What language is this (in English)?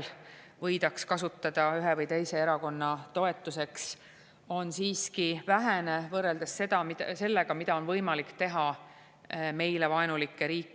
Estonian